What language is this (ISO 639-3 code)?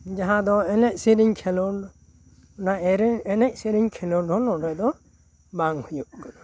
sat